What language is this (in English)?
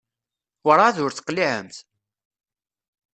Kabyle